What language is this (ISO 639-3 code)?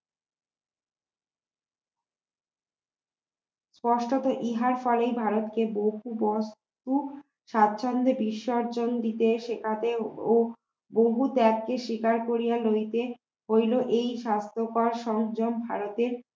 ben